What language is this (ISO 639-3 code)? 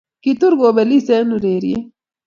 kln